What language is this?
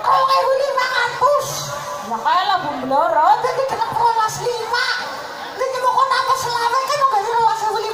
Thai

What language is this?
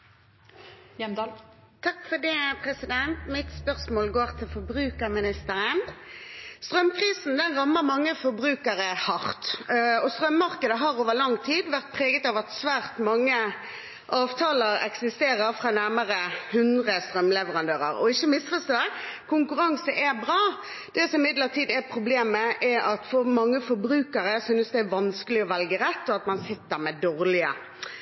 Norwegian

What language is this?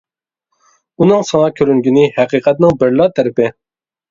Uyghur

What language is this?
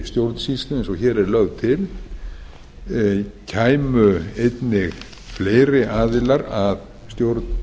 Icelandic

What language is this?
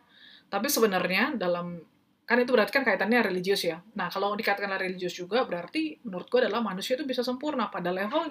Indonesian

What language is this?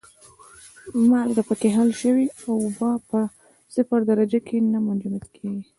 Pashto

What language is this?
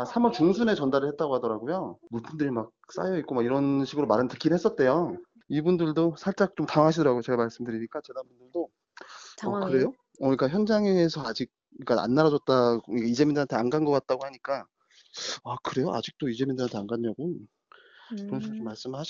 Korean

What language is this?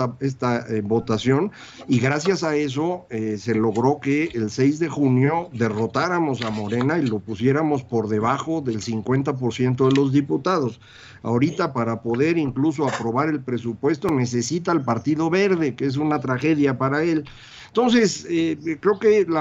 Spanish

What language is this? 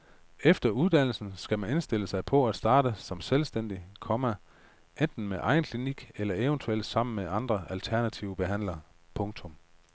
Danish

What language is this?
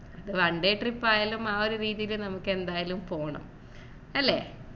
Malayalam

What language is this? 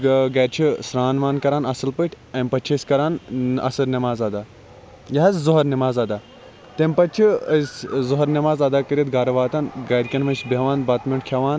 Kashmiri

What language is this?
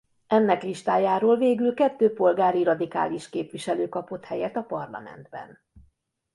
Hungarian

